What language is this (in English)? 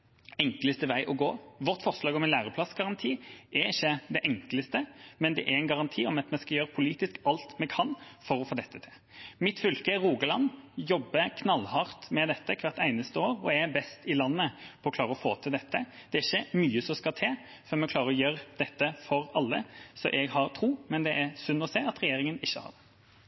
Norwegian Bokmål